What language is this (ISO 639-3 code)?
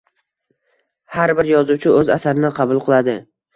uzb